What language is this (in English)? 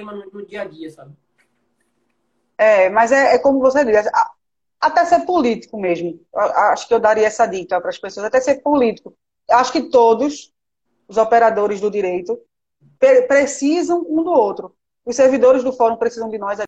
Portuguese